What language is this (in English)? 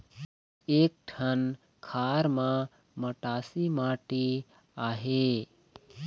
Chhattisgarhi